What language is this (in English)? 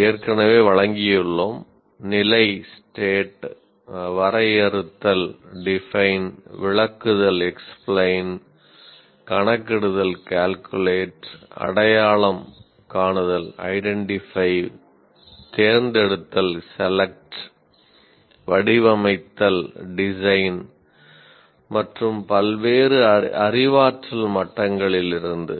Tamil